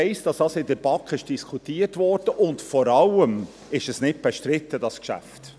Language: Swiss German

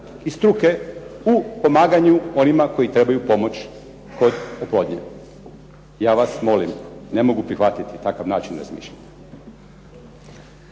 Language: Croatian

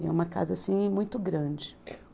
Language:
Portuguese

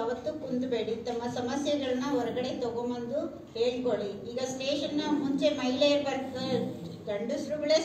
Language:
Hindi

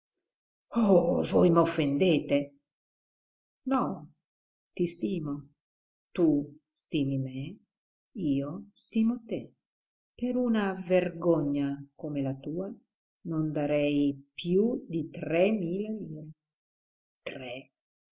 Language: Italian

